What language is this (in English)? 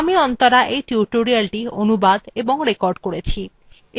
Bangla